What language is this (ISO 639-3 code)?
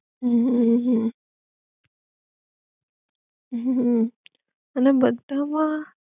guj